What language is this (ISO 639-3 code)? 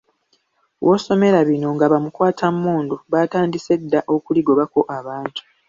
lug